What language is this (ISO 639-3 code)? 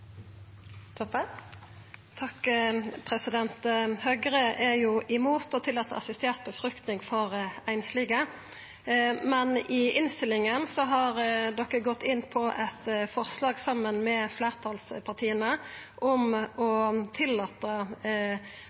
nno